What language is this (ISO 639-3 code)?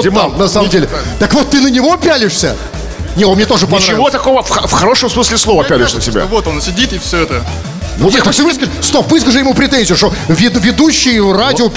rus